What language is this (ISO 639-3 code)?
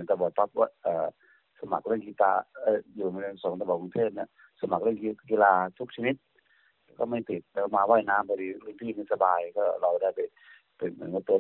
tha